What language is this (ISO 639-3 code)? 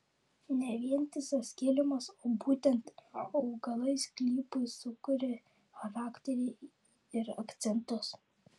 lit